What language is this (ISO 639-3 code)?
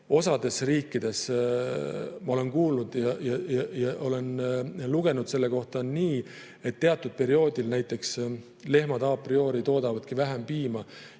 est